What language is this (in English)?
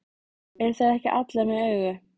Icelandic